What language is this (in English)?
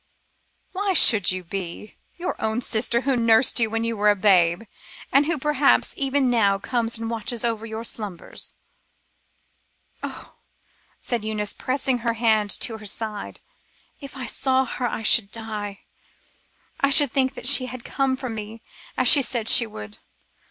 English